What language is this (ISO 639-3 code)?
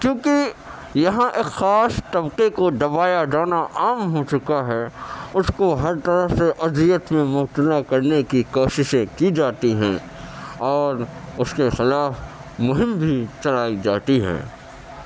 urd